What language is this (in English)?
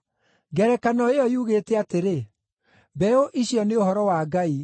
Kikuyu